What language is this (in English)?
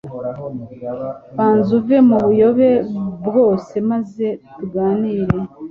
Kinyarwanda